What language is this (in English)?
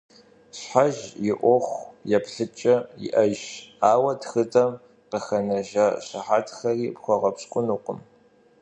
Kabardian